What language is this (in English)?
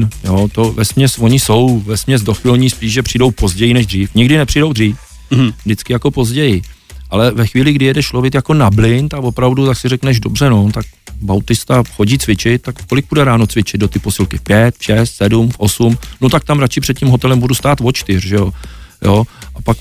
Czech